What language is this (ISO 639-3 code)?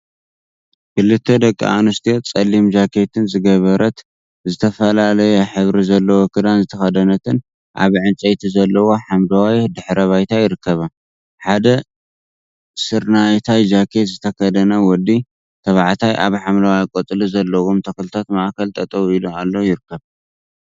tir